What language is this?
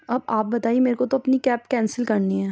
Urdu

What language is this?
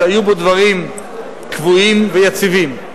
Hebrew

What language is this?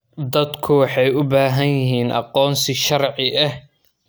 Somali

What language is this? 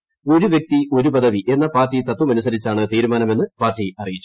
Malayalam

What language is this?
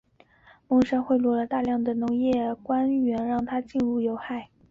Chinese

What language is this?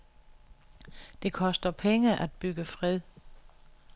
Danish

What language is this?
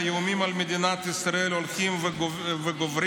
Hebrew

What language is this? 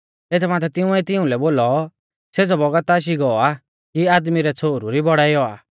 Mahasu Pahari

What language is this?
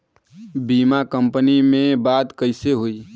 Bhojpuri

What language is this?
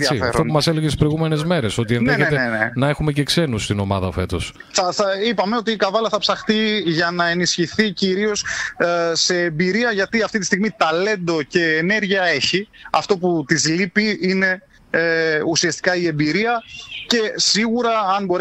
Greek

